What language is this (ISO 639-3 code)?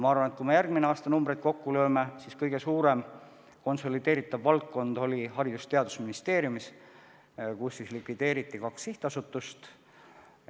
est